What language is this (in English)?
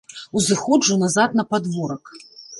Belarusian